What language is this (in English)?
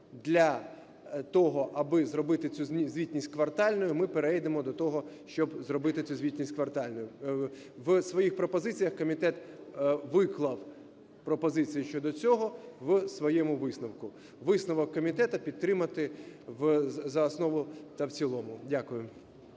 Ukrainian